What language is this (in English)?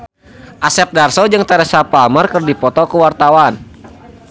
Sundanese